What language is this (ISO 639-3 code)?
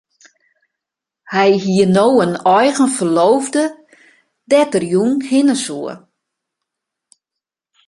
fry